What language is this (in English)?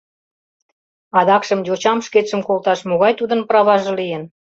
Mari